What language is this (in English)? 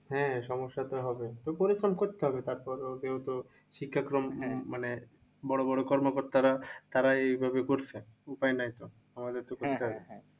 Bangla